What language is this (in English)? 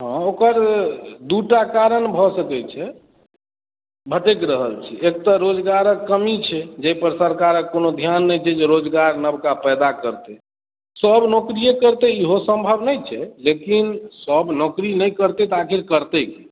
Maithili